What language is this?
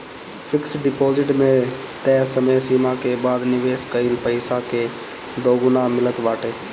Bhojpuri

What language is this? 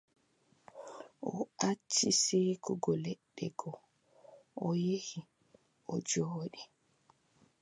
Adamawa Fulfulde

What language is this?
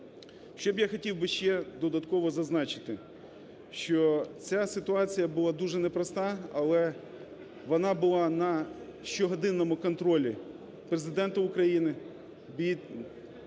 Ukrainian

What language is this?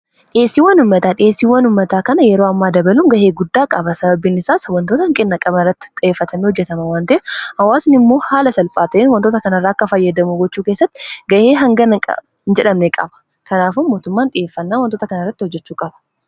Oromo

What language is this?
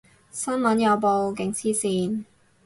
Cantonese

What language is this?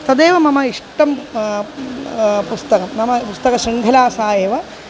Sanskrit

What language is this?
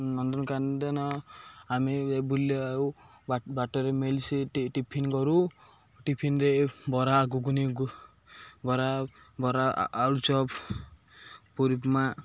Odia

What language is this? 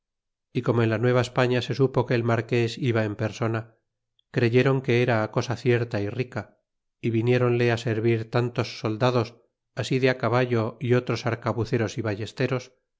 Spanish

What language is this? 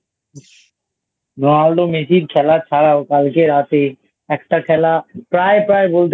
Bangla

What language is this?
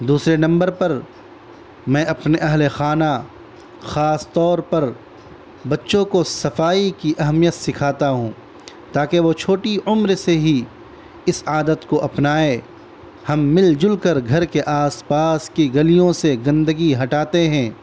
Urdu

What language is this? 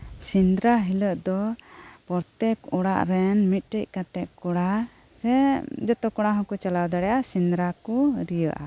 Santali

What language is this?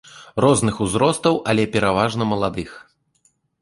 Belarusian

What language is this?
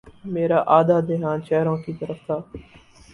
Urdu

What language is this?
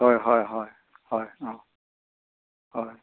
Assamese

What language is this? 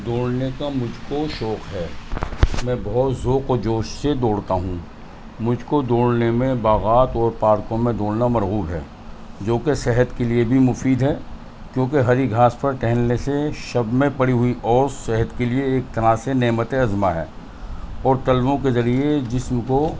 Urdu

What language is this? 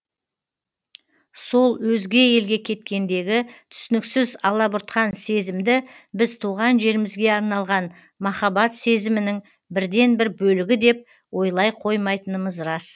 Kazakh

